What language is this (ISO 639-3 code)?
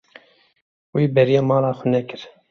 kur